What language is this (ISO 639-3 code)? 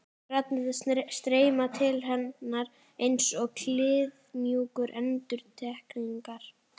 isl